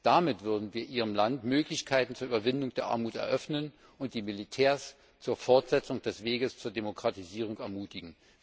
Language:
German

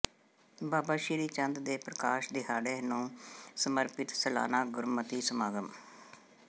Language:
Punjabi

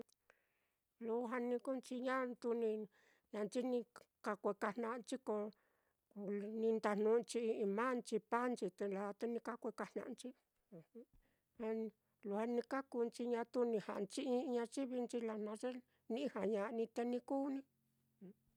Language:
Mitlatongo Mixtec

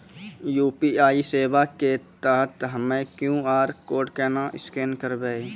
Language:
Maithili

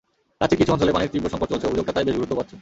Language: Bangla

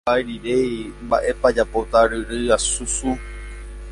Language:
Guarani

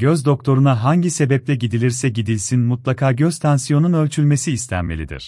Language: Turkish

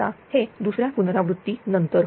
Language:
Marathi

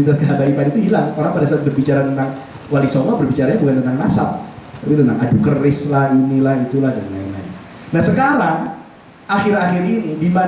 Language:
Indonesian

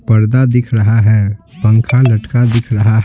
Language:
Hindi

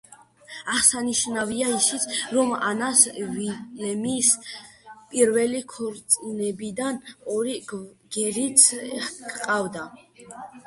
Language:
Georgian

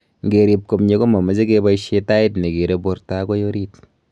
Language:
Kalenjin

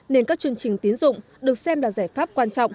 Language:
Vietnamese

